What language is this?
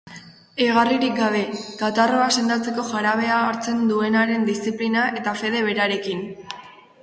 Basque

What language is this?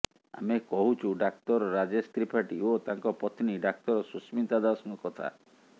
Odia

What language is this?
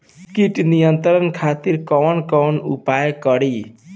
Bhojpuri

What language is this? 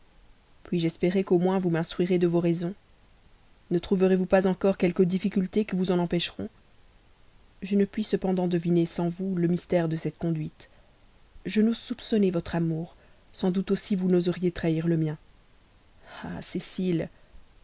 French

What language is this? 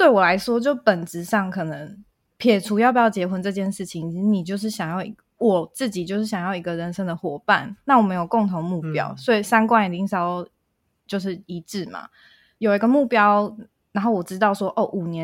Chinese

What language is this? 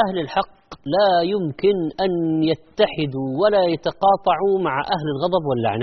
Arabic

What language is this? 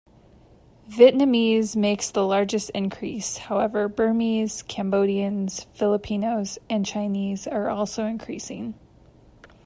English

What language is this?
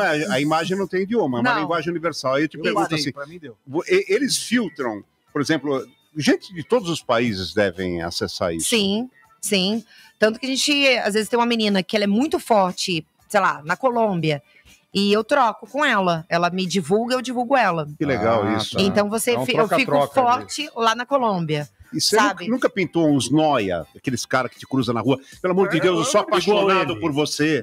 Portuguese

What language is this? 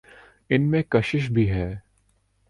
Urdu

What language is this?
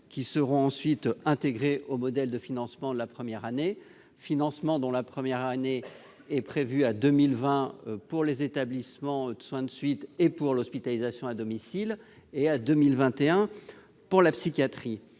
French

